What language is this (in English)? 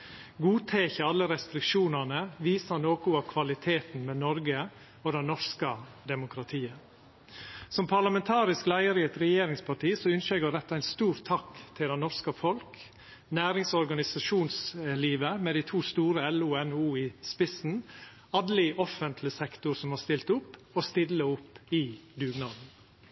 Norwegian Nynorsk